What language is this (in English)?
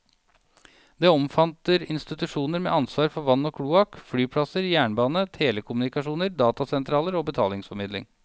Norwegian